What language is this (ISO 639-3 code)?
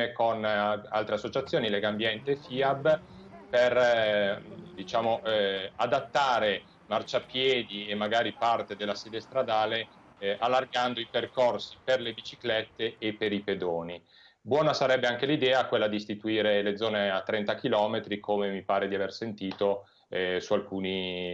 ita